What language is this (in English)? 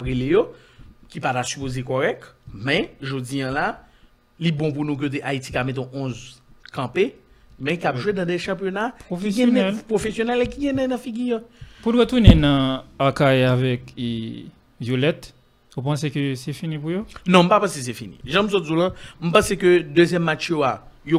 French